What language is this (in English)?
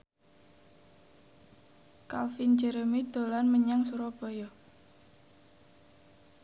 Javanese